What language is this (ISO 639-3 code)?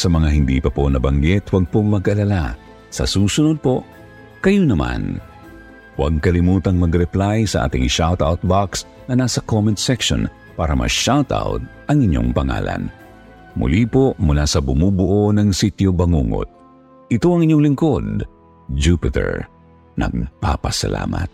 fil